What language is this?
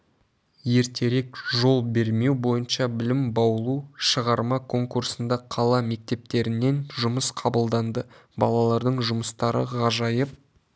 Kazakh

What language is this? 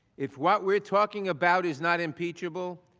English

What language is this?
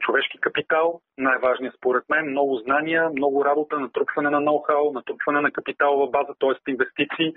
Bulgarian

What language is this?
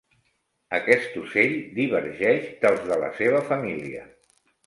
Catalan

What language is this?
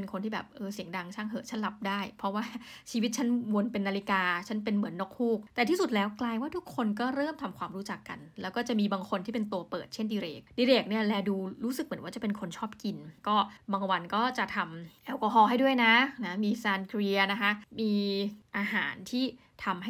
Thai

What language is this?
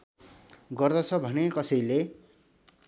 Nepali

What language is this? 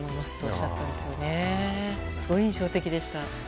Japanese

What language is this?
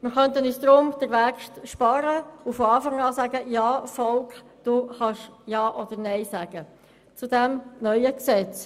Swiss German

